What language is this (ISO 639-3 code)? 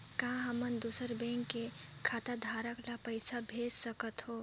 hne